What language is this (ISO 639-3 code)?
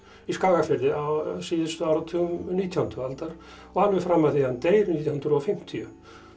isl